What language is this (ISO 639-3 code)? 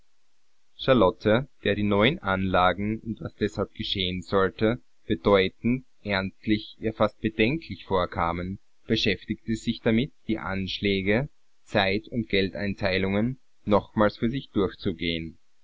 deu